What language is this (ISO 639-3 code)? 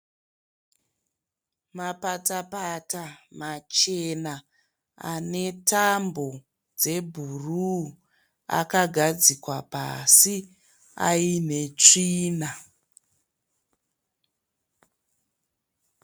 sna